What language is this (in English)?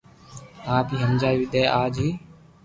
Loarki